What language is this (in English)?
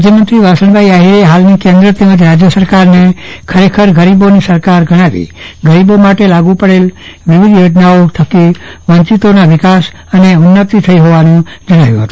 Gujarati